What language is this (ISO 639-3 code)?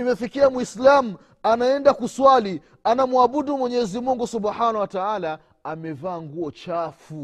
swa